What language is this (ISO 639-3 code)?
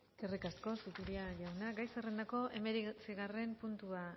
eus